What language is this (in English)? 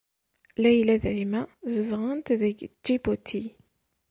Kabyle